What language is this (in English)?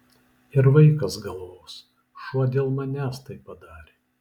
Lithuanian